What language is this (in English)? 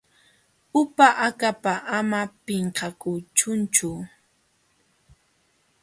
Jauja Wanca Quechua